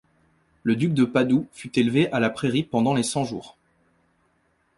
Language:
French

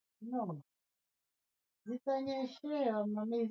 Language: Swahili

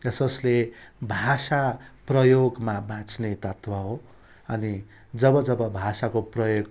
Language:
Nepali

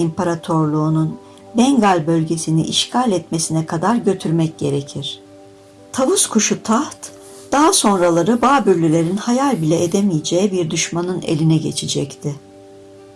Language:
Turkish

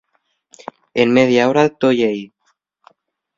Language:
Asturian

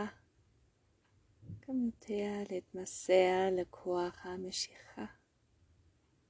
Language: Hebrew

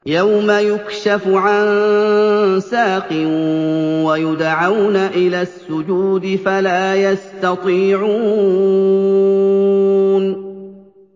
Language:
Arabic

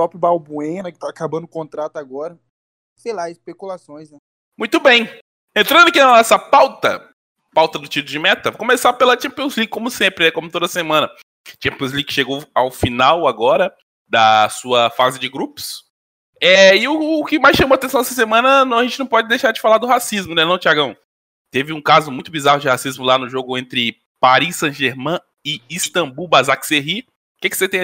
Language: Portuguese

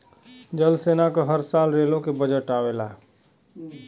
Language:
Bhojpuri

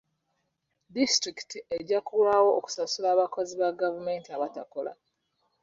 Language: Ganda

